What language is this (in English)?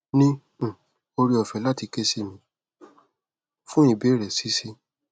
Yoruba